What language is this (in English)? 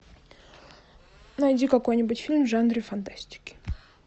Russian